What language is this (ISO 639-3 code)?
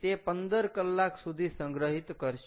guj